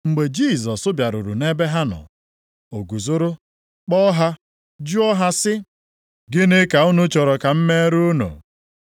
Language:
Igbo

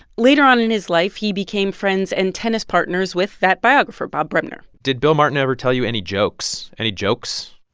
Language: English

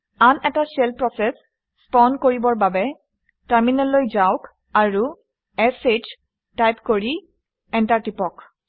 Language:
Assamese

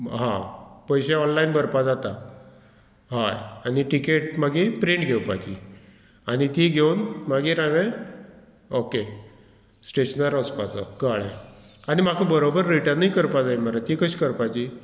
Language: Konkani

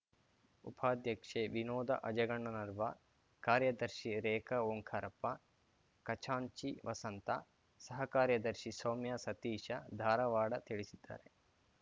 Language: Kannada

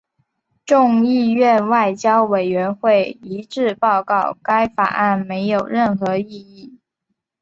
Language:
Chinese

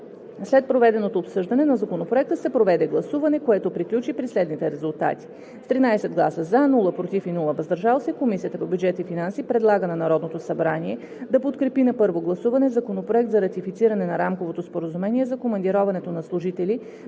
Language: Bulgarian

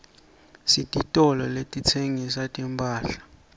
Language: Swati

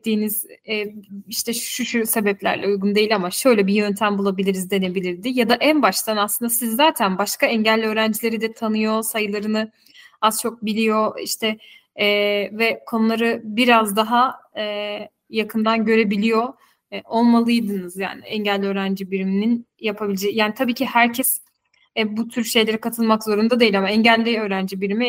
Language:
Turkish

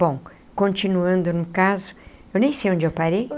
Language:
Portuguese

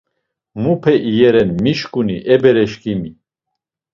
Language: Laz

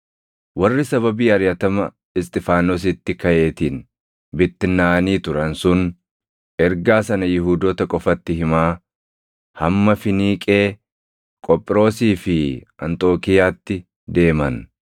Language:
Oromo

